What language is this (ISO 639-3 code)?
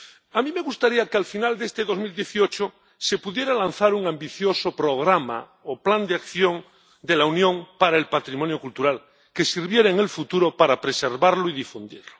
spa